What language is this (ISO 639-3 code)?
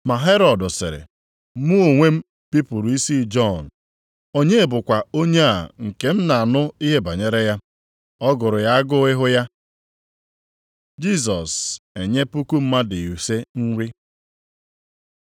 ibo